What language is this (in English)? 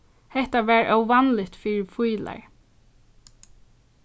Faroese